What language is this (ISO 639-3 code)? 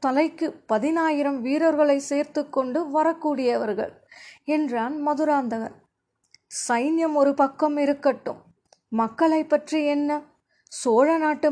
tam